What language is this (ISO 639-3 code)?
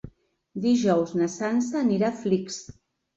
cat